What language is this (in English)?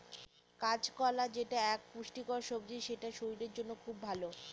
Bangla